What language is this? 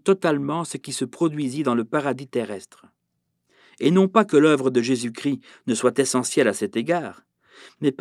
French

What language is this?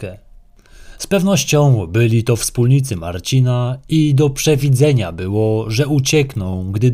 Polish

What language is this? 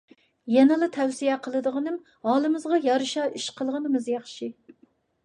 Uyghur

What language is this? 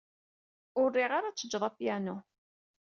Kabyle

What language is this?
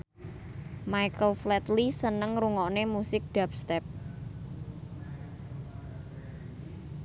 Javanese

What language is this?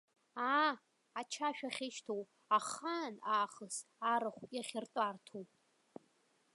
Abkhazian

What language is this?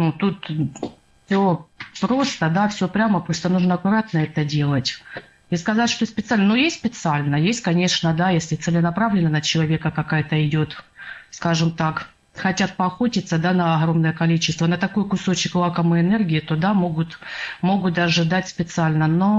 Russian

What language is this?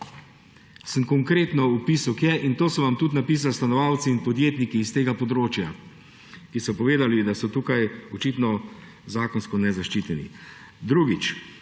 Slovenian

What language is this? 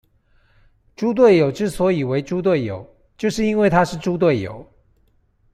Chinese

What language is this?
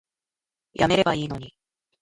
Japanese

